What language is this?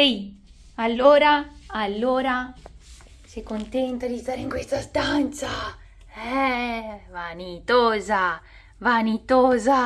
Italian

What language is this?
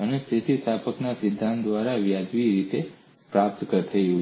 Gujarati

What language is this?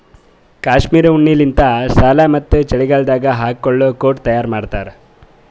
Kannada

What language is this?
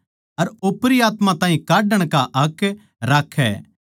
Haryanvi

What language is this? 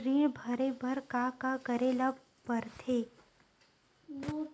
Chhattisgarhi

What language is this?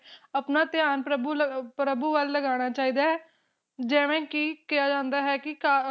Punjabi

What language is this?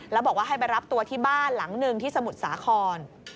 Thai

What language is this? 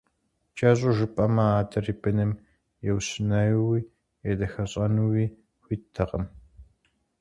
Kabardian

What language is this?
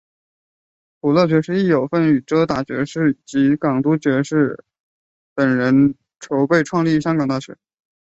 Chinese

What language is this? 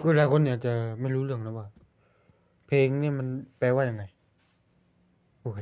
Thai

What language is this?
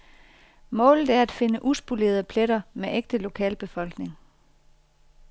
Danish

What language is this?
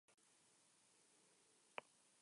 Spanish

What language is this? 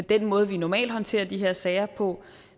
Danish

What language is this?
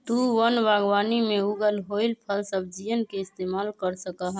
Magahi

